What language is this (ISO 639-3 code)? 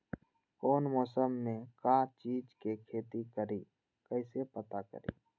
mag